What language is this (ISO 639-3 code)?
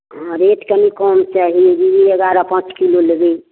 mai